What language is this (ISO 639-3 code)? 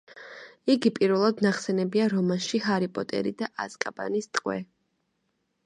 kat